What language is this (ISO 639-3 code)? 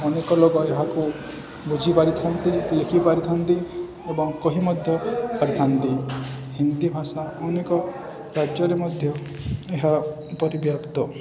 ori